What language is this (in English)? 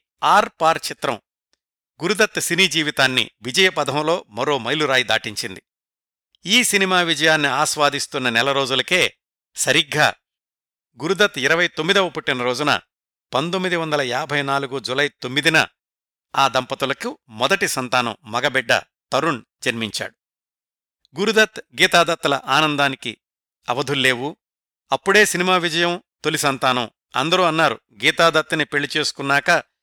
Telugu